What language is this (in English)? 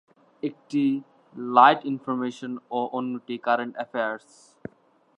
Bangla